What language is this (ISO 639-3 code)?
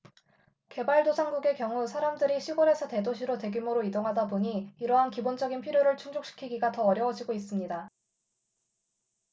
kor